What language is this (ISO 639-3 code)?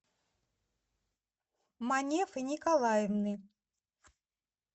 rus